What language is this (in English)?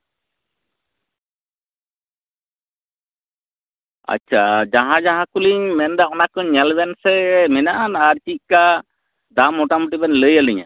Santali